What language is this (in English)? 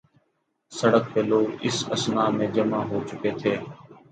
Urdu